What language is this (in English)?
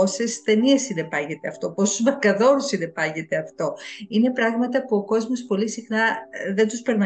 Greek